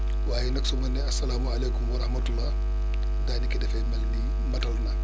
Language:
Wolof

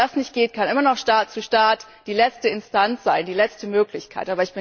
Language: German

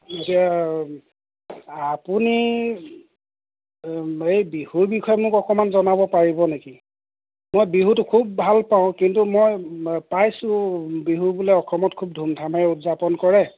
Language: Assamese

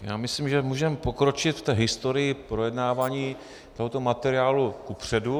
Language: Czech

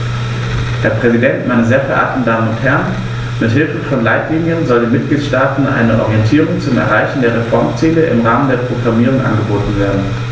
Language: German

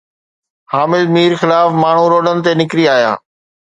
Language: Sindhi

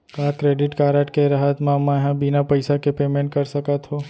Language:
Chhattisgarhi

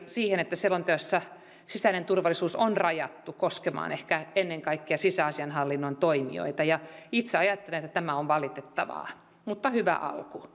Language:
Finnish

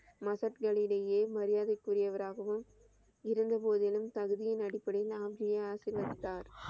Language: Tamil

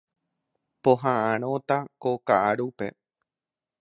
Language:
Guarani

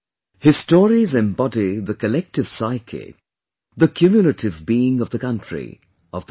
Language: English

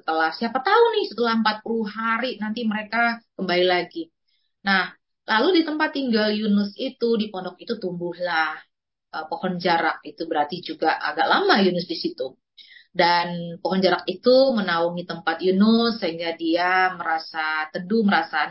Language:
Indonesian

